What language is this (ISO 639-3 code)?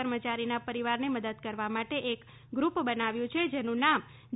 guj